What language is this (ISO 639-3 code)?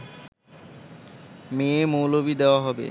ben